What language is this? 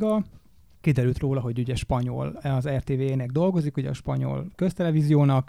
Hungarian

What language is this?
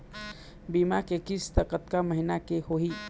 Chhattisgarhi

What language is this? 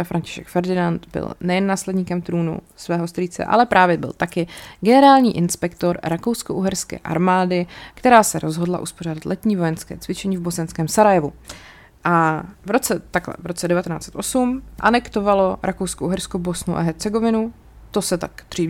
Czech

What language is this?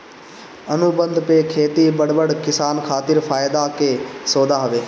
Bhojpuri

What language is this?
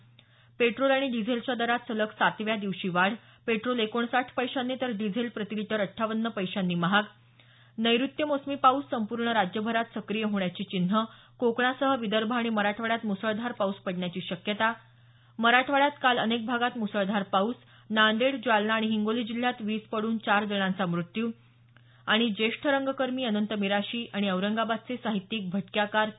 Marathi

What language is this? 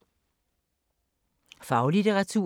Danish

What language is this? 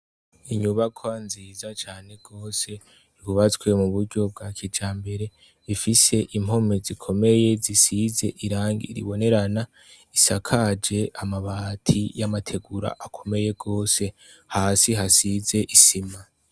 Rundi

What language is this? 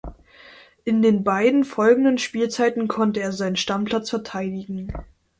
German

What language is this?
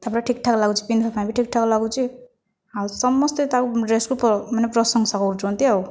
Odia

